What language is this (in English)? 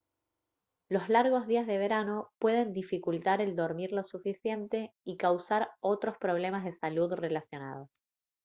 Spanish